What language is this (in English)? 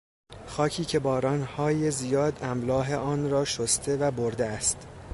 Persian